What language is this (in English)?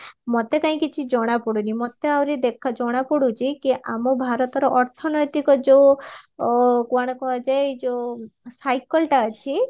Odia